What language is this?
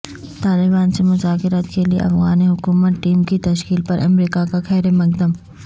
Urdu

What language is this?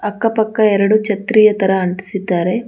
Kannada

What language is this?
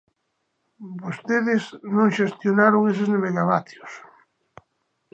Galician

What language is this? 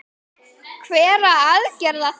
Icelandic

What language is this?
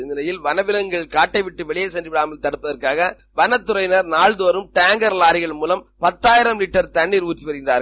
Tamil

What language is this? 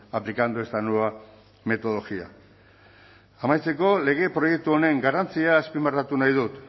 Basque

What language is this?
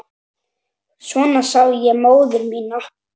Icelandic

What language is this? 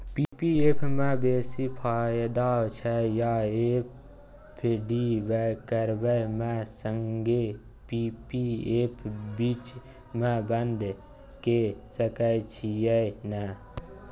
Maithili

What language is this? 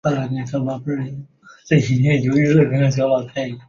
Chinese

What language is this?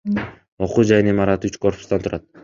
Kyrgyz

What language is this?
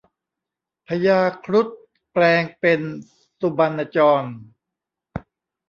Thai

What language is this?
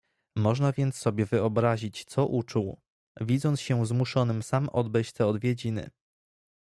Polish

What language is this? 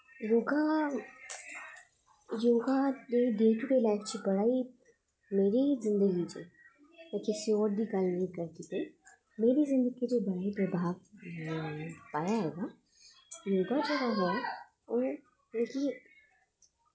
Dogri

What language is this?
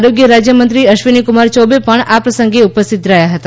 Gujarati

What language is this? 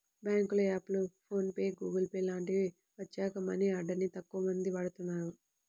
Telugu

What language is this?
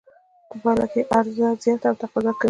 Pashto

